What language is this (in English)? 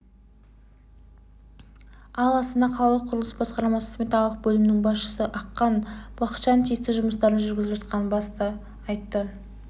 Kazakh